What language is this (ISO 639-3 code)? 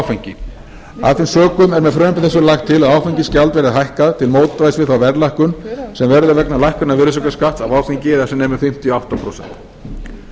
isl